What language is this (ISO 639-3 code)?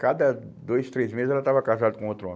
por